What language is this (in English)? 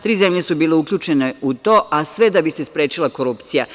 Serbian